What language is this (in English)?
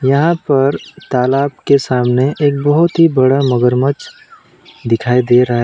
Hindi